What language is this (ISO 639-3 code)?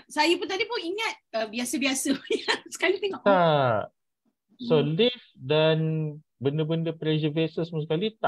msa